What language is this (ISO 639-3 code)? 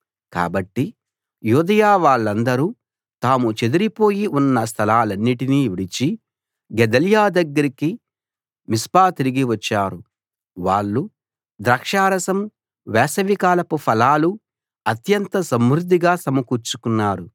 tel